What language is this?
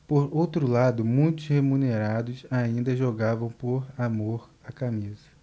Portuguese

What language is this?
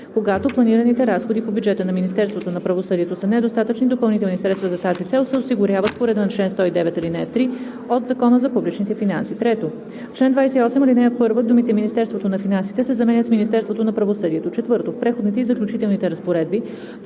Bulgarian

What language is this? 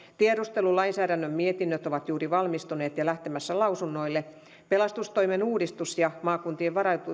Finnish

